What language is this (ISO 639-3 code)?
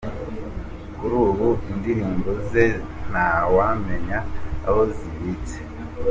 kin